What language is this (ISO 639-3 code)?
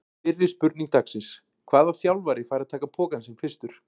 isl